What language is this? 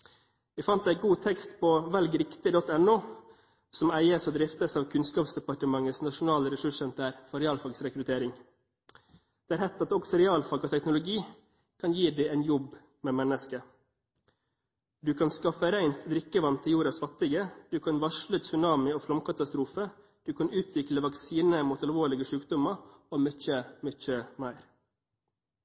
Norwegian Bokmål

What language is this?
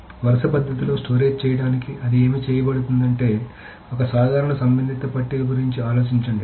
Telugu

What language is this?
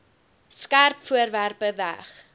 Afrikaans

